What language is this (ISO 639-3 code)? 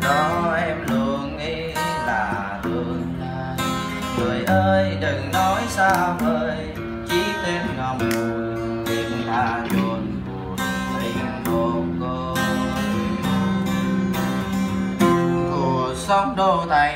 vie